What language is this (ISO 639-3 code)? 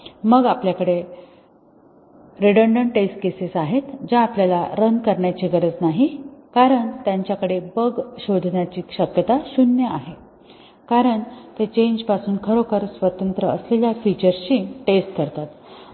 mar